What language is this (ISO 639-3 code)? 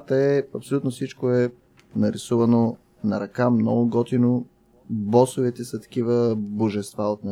bul